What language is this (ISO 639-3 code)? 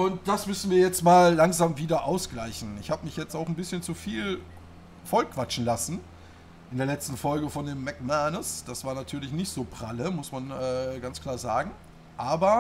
deu